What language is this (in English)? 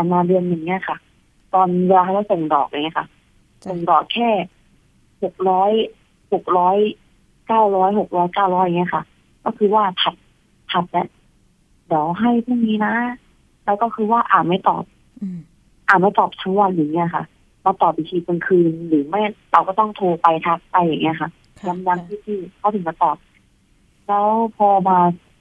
Thai